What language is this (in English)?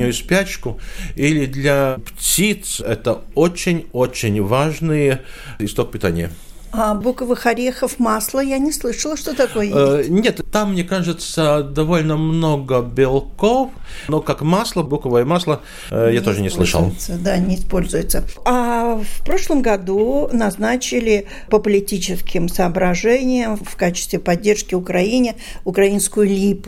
Russian